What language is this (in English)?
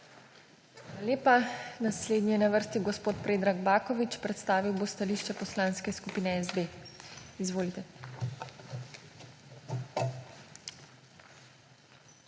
Slovenian